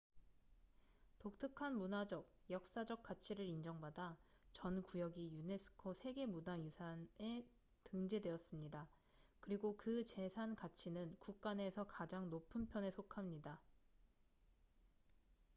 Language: Korean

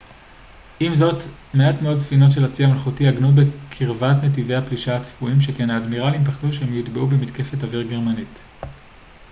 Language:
Hebrew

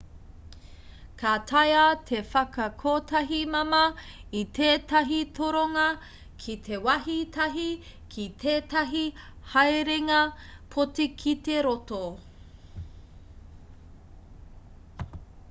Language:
Māori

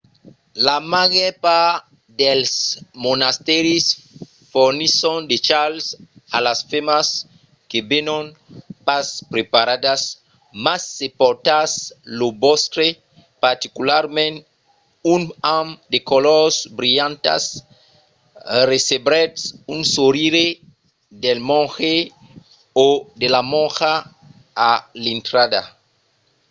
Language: Occitan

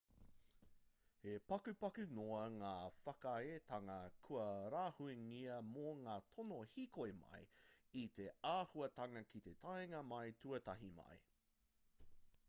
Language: Māori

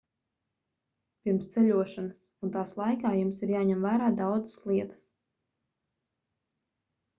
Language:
Latvian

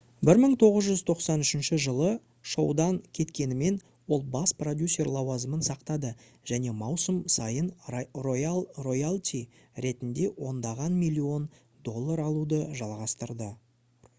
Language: Kazakh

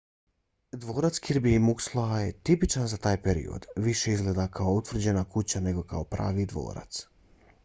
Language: Bosnian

